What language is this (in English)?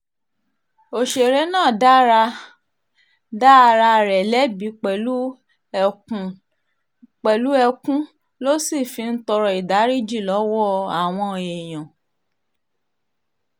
Yoruba